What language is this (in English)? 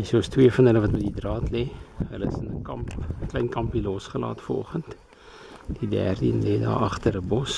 Dutch